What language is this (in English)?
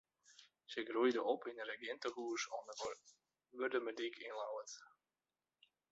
Western Frisian